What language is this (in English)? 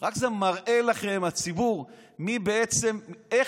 Hebrew